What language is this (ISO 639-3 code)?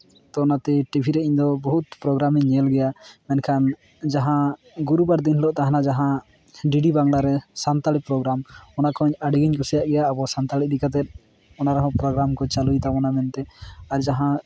sat